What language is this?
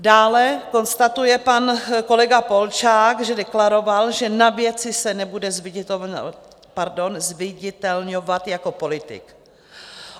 Czech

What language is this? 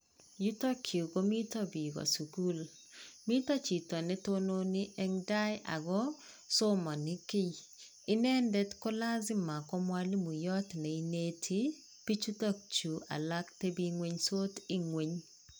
Kalenjin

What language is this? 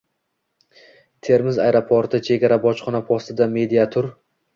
Uzbek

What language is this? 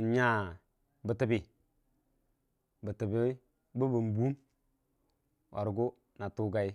Dijim-Bwilim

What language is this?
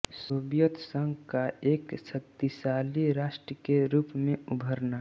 Hindi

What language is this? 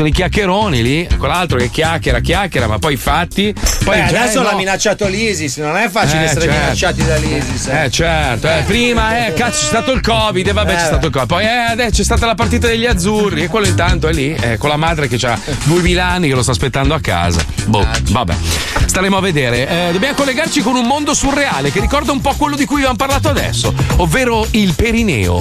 Italian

